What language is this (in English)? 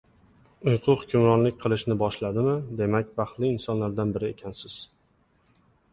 Uzbek